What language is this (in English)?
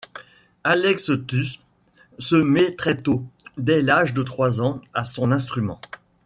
French